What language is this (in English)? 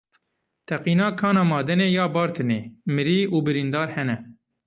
Kurdish